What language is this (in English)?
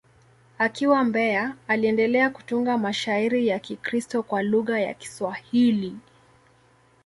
Swahili